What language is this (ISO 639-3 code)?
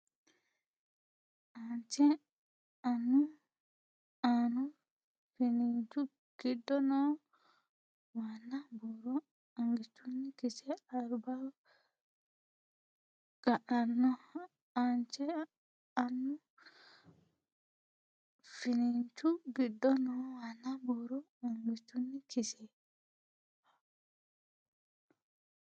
sid